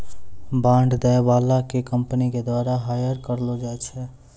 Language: Maithili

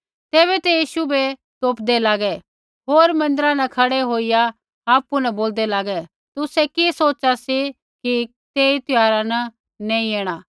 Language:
Kullu Pahari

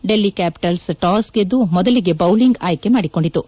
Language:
Kannada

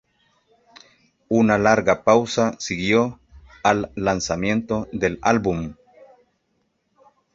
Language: Spanish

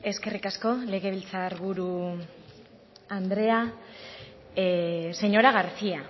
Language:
Basque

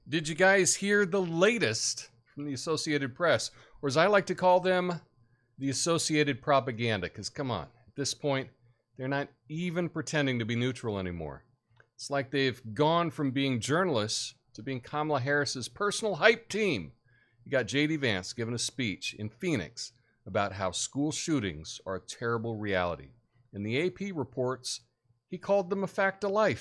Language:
English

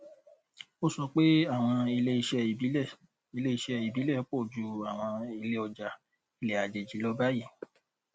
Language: Yoruba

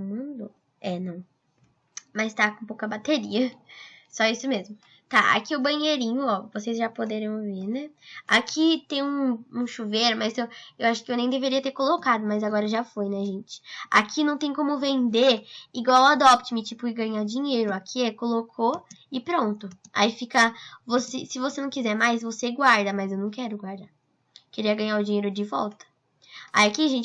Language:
Portuguese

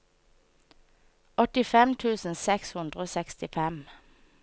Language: Norwegian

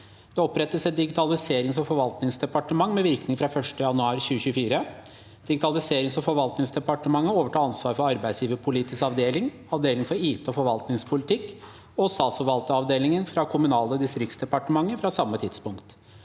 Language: Norwegian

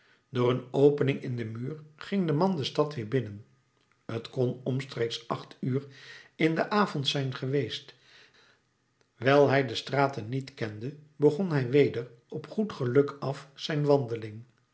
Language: Dutch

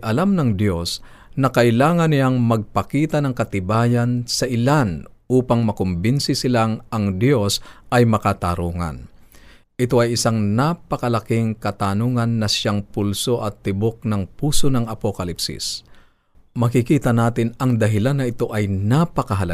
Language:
Filipino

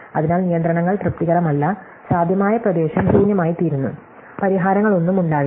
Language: Malayalam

